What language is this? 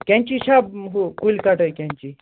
Kashmiri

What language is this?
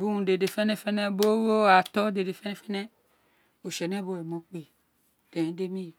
Isekiri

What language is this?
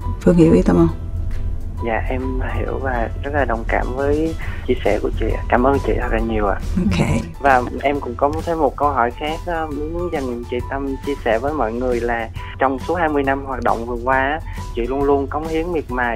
Vietnamese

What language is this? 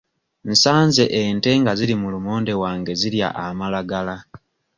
Ganda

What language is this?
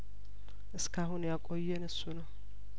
Amharic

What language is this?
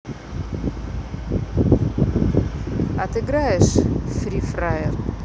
Russian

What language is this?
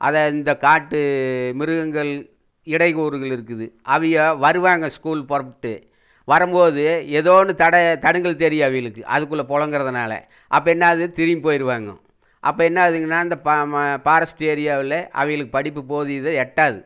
Tamil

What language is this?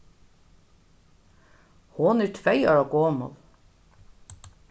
Faroese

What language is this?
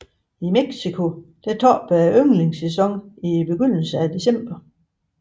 Danish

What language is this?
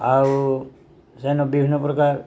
Odia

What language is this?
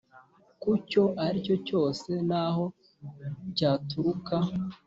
Kinyarwanda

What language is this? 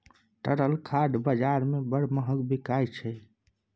Maithili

